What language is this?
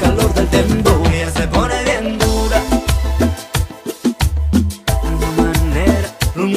Dutch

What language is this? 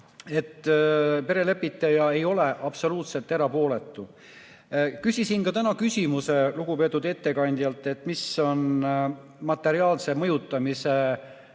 Estonian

